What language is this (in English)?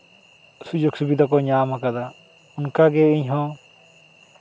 Santali